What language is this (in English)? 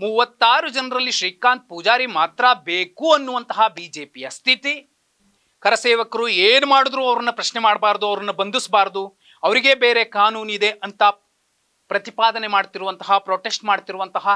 Kannada